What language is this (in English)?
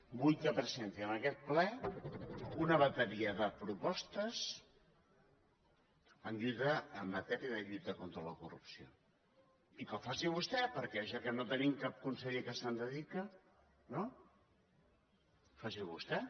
Catalan